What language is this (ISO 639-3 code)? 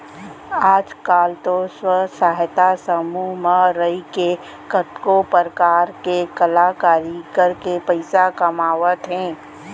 hne